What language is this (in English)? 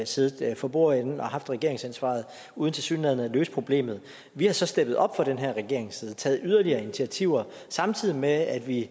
Danish